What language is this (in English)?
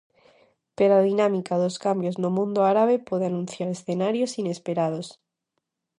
Galician